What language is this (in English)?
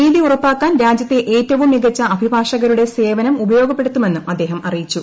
Malayalam